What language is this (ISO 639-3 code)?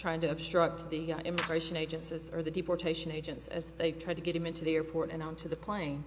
eng